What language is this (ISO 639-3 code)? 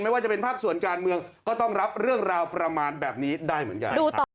tha